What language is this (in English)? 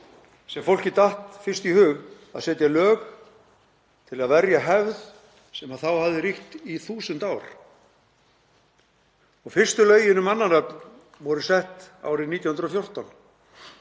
Icelandic